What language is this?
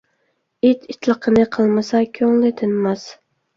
Uyghur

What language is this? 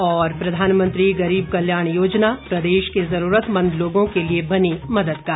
Hindi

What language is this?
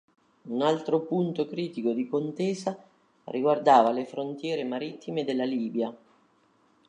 Italian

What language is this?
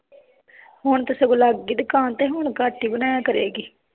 Punjabi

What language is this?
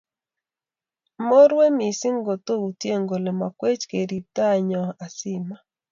Kalenjin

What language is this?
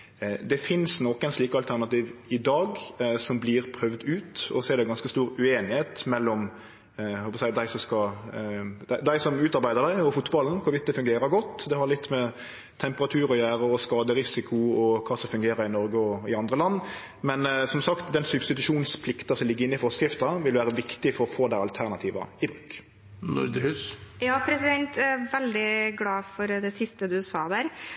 Norwegian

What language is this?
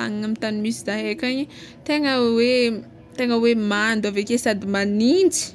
Tsimihety Malagasy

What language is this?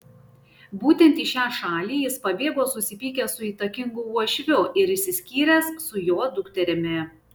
Lithuanian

